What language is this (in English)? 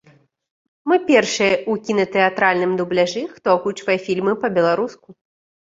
Belarusian